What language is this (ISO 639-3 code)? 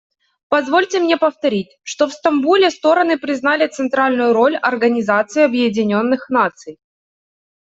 rus